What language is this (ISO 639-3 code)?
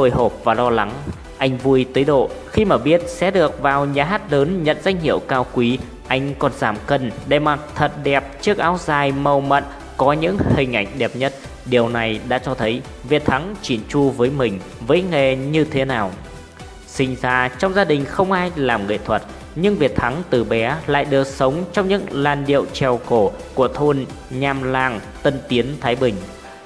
vie